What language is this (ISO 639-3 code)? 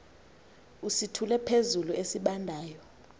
xho